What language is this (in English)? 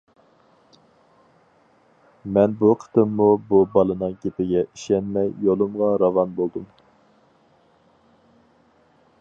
Uyghur